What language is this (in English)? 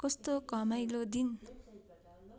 Nepali